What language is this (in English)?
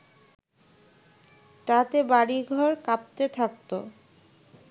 Bangla